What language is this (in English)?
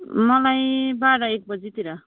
Nepali